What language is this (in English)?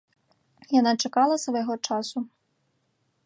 Belarusian